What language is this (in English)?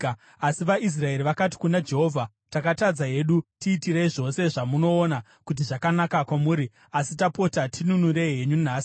Shona